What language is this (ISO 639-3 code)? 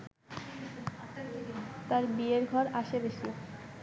ben